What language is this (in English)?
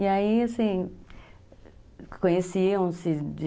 Portuguese